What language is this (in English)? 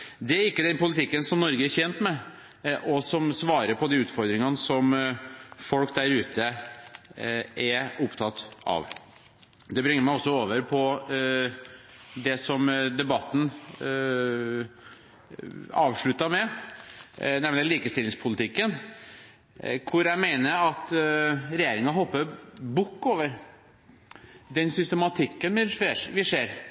Norwegian Bokmål